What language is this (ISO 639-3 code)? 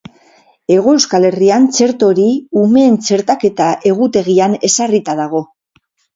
eus